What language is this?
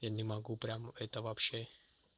Russian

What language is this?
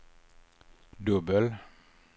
Swedish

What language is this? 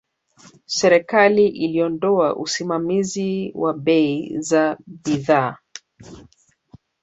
Swahili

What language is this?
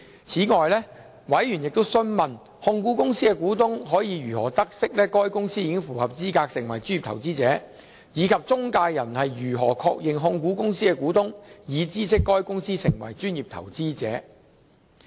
Cantonese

